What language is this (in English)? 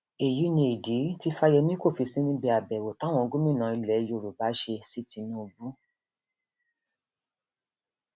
Yoruba